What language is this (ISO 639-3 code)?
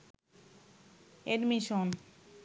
ben